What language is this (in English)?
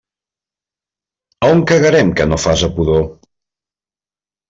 Catalan